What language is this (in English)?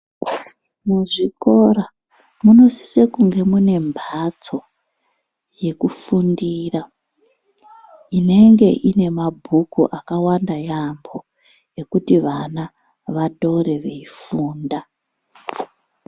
Ndau